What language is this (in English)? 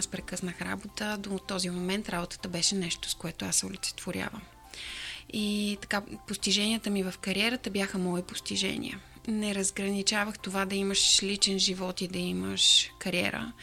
Bulgarian